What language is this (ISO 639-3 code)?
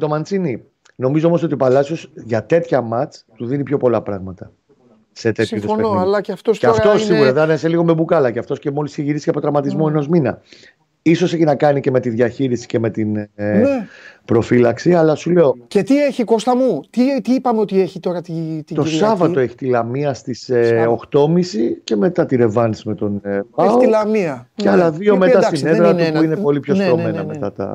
ell